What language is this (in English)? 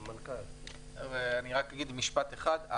Hebrew